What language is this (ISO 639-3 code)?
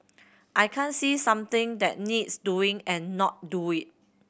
eng